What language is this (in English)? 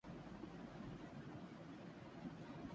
Urdu